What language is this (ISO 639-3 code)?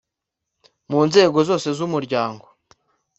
kin